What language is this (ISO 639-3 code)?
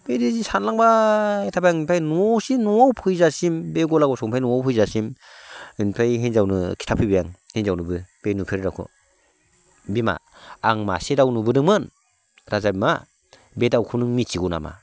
brx